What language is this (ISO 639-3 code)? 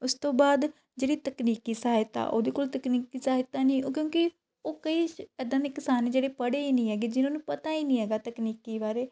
pan